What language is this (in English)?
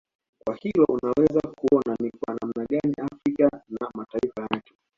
Swahili